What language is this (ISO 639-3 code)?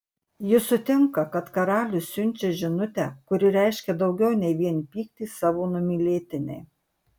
lit